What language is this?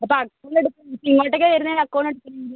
Malayalam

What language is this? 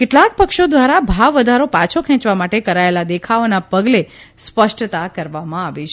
Gujarati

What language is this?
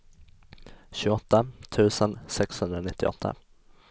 Swedish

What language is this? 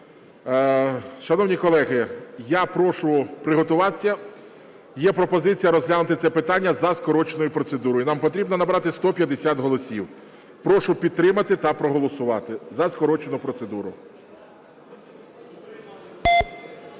Ukrainian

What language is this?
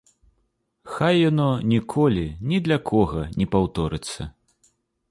Belarusian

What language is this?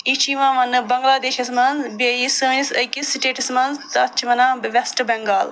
Kashmiri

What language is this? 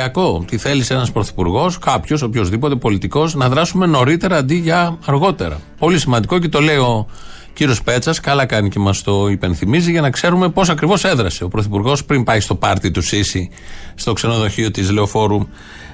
Greek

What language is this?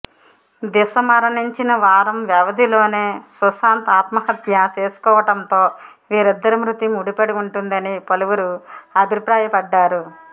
Telugu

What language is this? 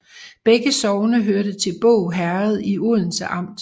Danish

